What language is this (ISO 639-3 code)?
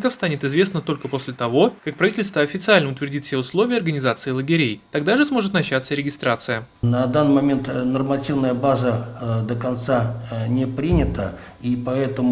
rus